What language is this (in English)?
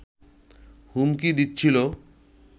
Bangla